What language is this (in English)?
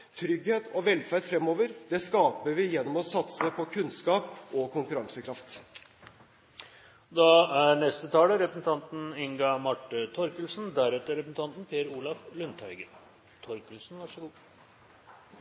Norwegian Bokmål